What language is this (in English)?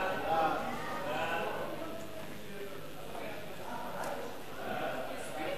Hebrew